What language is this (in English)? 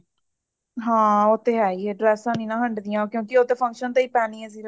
Punjabi